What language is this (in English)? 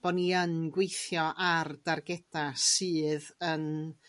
Welsh